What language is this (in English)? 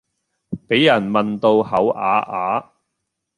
Cantonese